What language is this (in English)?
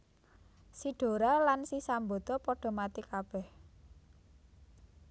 Javanese